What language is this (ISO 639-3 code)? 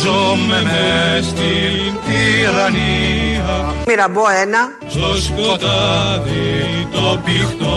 ell